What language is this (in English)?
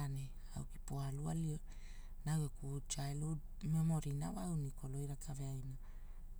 Hula